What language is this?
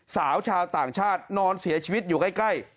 Thai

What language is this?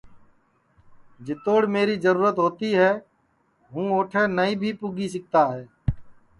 Sansi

